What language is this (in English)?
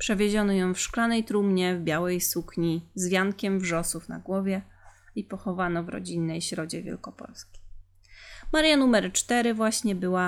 Polish